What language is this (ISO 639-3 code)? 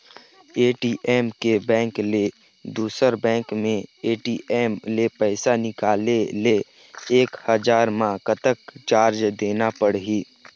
hne